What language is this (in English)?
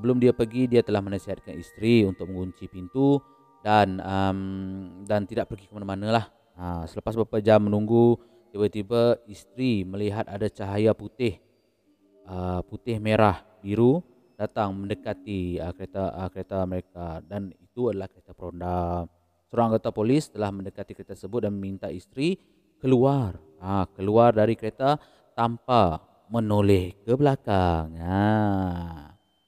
Malay